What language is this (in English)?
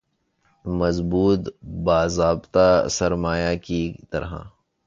Urdu